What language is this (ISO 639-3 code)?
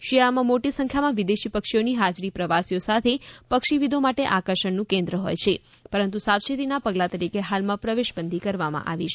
guj